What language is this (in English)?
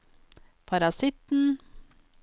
Norwegian